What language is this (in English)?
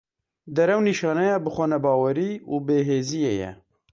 Kurdish